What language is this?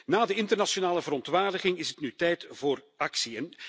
Dutch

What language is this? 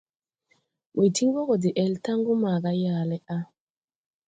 Tupuri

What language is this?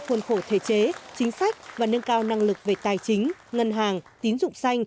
Vietnamese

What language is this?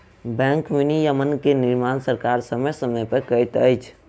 Maithili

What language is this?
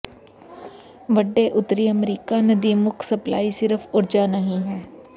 Punjabi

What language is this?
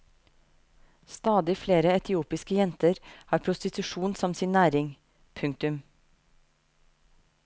Norwegian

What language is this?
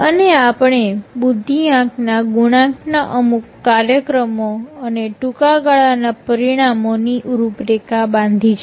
Gujarati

